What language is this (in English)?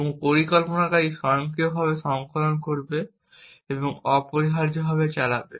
Bangla